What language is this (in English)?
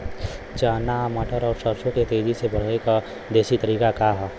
Bhojpuri